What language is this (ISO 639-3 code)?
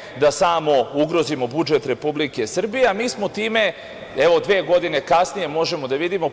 srp